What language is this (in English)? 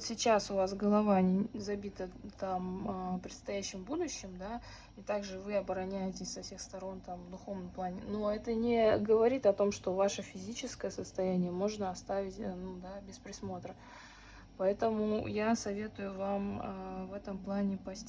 Russian